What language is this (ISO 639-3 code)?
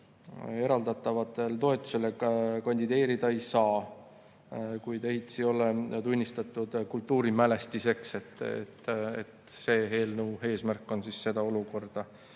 est